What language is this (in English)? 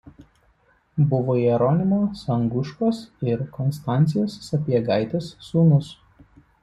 Lithuanian